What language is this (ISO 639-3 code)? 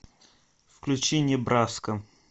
rus